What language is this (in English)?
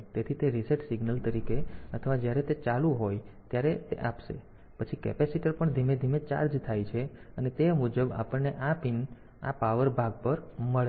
Gujarati